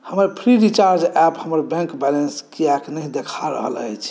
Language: Maithili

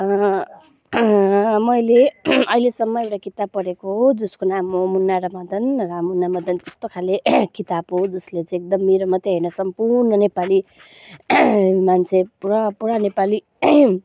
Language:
Nepali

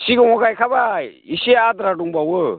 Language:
Bodo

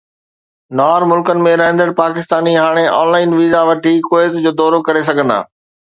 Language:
Sindhi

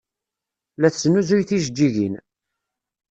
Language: Kabyle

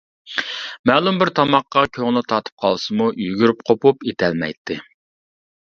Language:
Uyghur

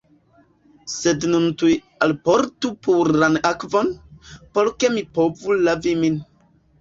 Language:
Esperanto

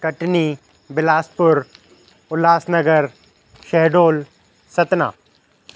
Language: Sindhi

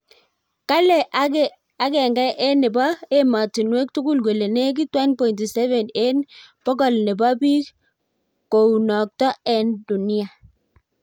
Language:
Kalenjin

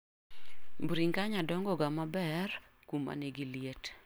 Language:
Luo (Kenya and Tanzania)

